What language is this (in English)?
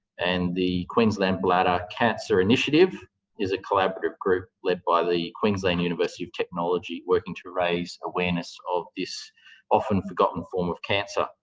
English